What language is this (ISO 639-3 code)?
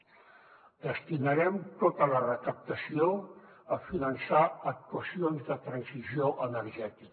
cat